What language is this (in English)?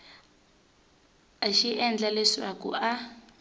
Tsonga